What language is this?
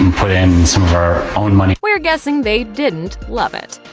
English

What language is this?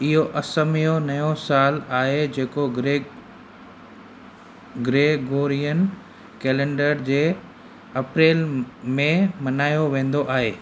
Sindhi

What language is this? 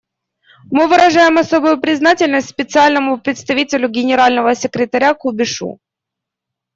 Russian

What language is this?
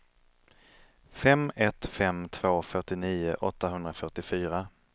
Swedish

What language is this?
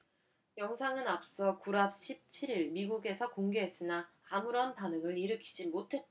Korean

